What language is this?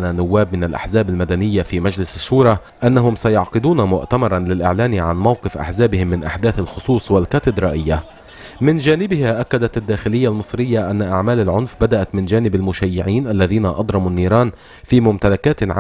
Arabic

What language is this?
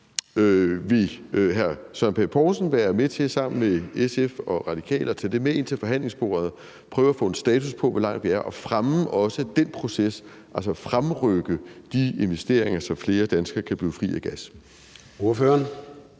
Danish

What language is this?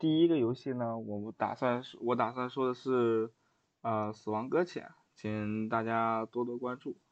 Chinese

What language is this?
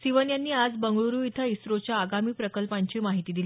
Marathi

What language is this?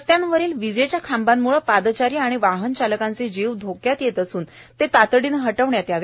Marathi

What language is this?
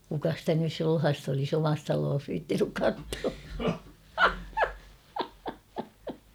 Finnish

